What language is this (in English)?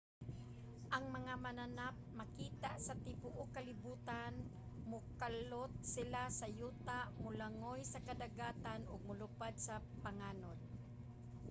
Cebuano